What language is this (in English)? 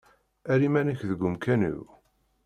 Kabyle